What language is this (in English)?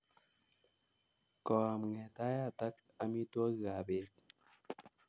Kalenjin